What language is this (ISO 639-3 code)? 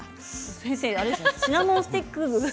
jpn